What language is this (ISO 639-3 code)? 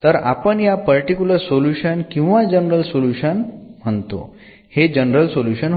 mar